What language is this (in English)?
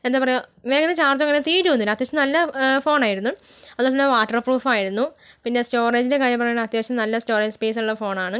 Malayalam